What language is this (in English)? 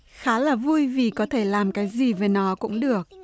Vietnamese